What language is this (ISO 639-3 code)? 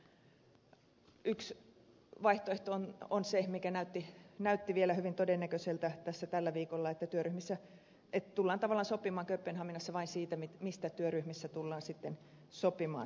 fin